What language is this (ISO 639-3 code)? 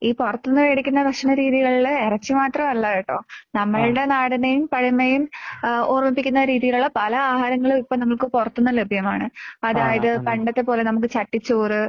mal